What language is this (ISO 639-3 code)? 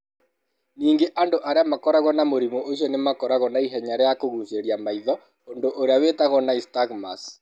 kik